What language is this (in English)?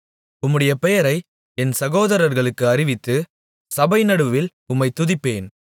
Tamil